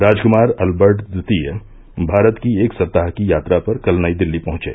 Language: Hindi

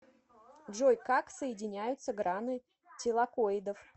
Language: Russian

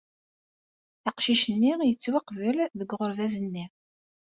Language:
Kabyle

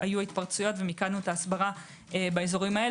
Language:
Hebrew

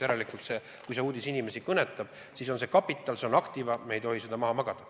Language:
Estonian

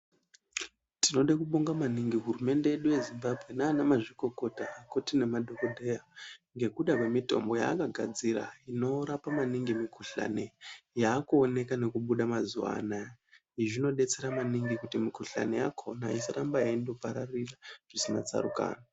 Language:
Ndau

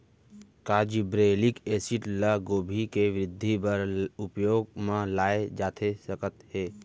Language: Chhattisgarhi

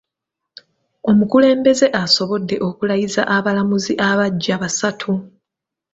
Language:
Ganda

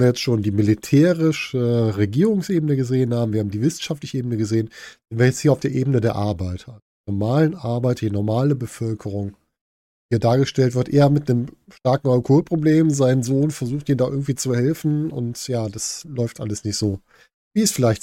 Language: German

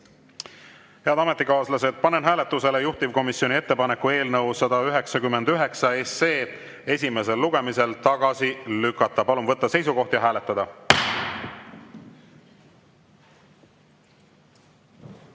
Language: Estonian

